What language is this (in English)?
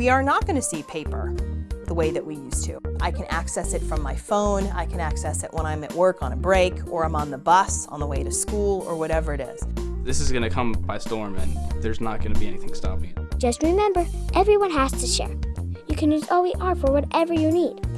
English